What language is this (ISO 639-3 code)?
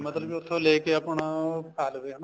pan